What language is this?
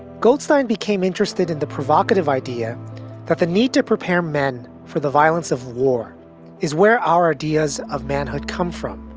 English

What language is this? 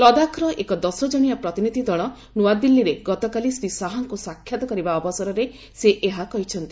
Odia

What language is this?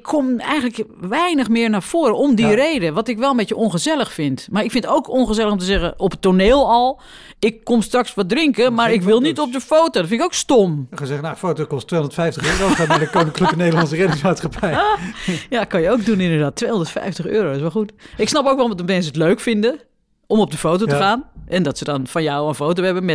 Dutch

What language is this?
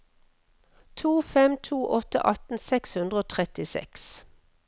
Norwegian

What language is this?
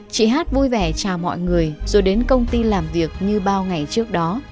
Vietnamese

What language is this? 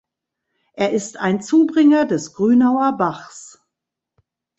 German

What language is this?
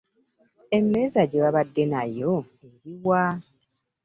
Ganda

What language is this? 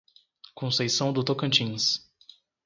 Portuguese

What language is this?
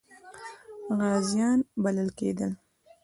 Pashto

